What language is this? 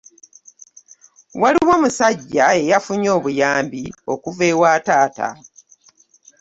Ganda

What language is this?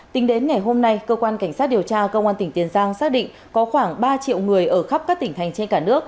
Vietnamese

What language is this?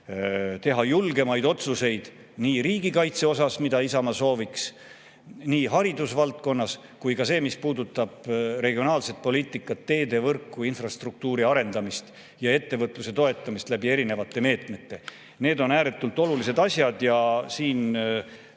Estonian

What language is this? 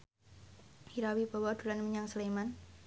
Javanese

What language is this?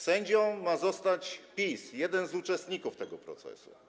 Polish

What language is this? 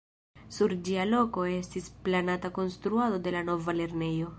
Esperanto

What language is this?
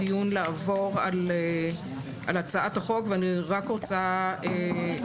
Hebrew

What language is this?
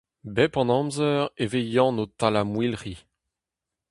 Breton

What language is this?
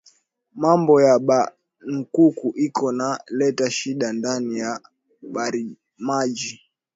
Swahili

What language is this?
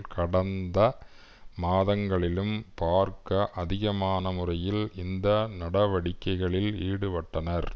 Tamil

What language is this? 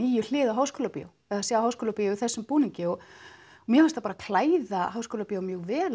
Icelandic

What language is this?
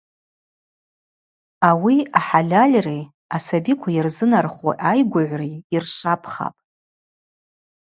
Abaza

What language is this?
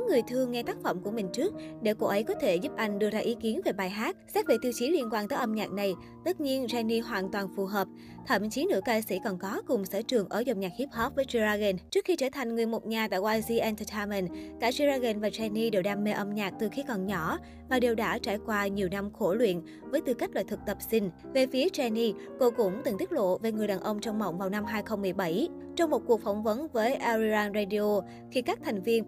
Vietnamese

